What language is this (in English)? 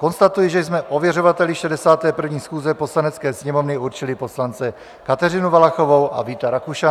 Czech